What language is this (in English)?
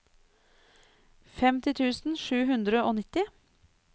Norwegian